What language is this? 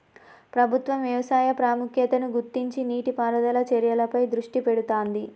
Telugu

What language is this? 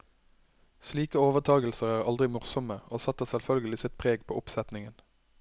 Norwegian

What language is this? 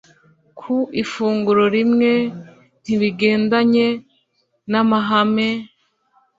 Kinyarwanda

